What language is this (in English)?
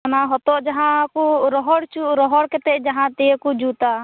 Santali